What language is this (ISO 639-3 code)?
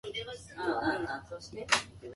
jpn